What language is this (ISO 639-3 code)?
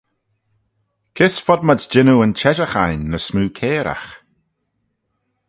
glv